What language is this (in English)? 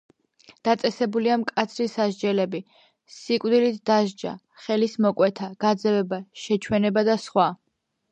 Georgian